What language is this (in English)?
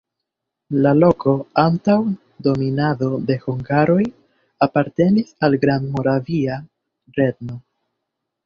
Esperanto